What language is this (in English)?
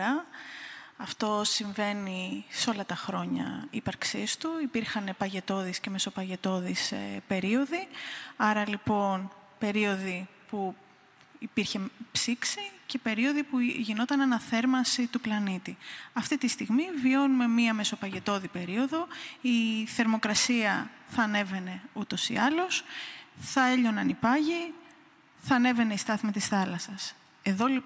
Greek